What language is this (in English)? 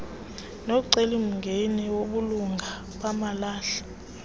Xhosa